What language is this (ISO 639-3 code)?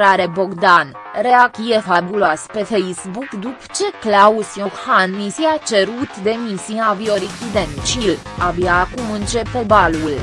ron